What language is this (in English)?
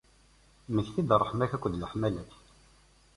Kabyle